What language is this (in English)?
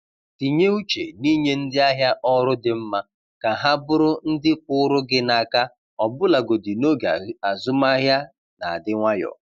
Igbo